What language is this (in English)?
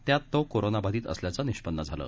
Marathi